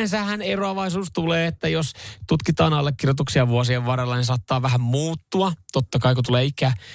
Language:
Finnish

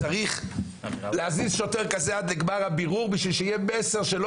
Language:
Hebrew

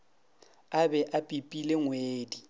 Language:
Northern Sotho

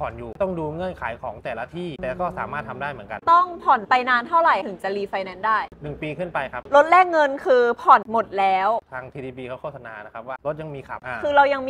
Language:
Thai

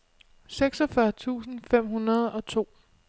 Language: Danish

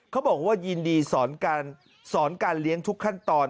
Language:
Thai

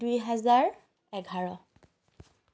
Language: Assamese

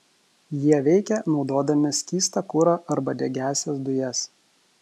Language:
Lithuanian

